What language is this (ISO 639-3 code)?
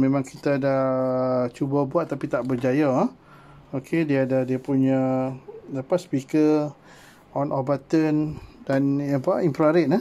msa